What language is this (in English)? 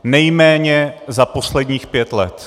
Czech